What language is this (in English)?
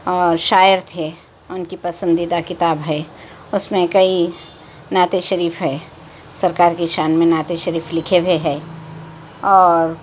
Urdu